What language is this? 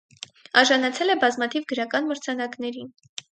Armenian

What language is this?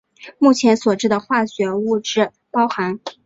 Chinese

